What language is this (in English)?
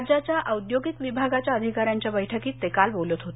Marathi